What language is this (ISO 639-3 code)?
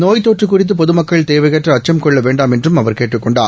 tam